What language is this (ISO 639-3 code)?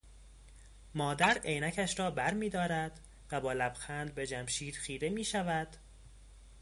fas